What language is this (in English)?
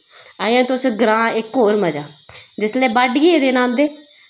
Dogri